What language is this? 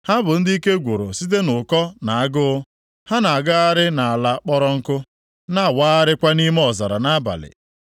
Igbo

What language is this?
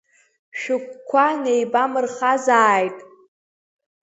Abkhazian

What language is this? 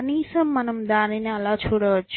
Telugu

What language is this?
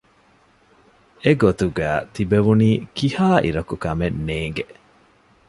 Divehi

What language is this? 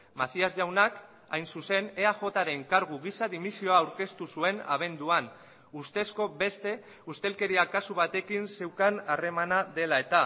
Basque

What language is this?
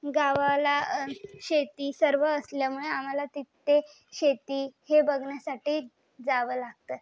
Marathi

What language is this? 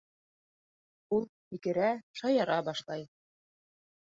Bashkir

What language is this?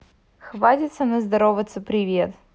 Russian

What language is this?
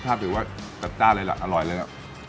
Thai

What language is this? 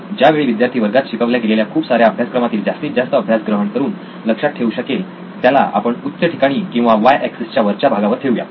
Marathi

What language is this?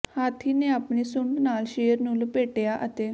Punjabi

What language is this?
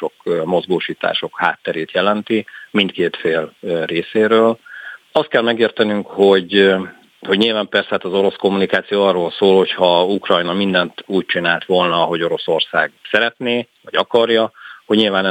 Hungarian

